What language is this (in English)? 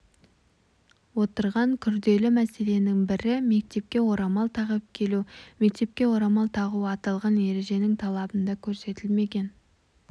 Kazakh